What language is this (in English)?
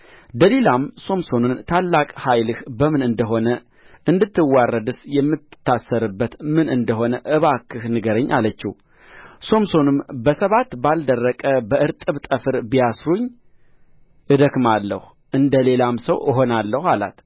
Amharic